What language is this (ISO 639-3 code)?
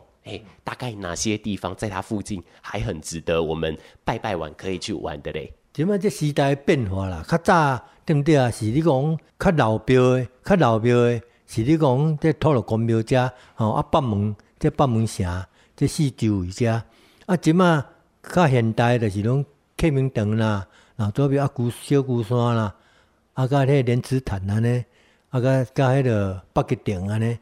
zho